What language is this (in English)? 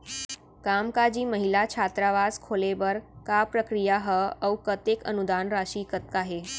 Chhattisgarhi